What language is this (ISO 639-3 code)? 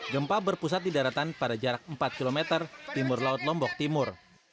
ind